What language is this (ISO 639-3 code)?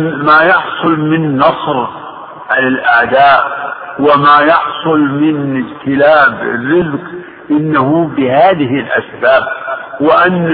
ara